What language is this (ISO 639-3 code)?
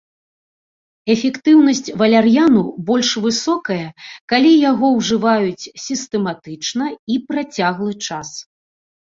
bel